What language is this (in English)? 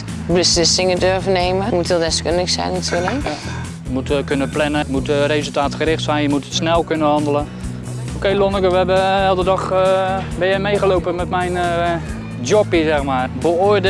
Dutch